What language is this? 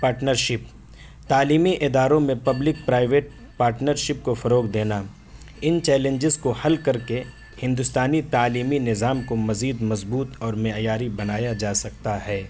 Urdu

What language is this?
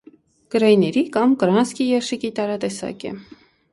Armenian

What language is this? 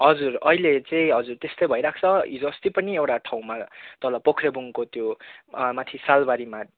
Nepali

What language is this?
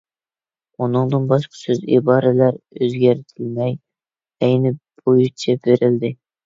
Uyghur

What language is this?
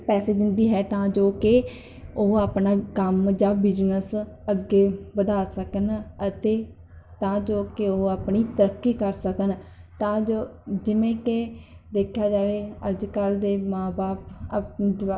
Punjabi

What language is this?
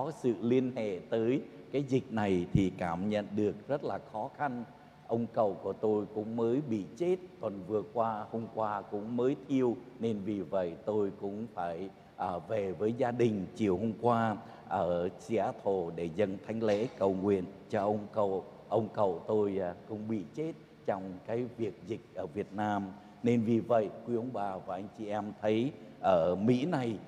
Vietnamese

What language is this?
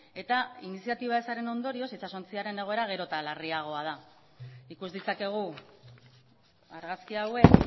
Basque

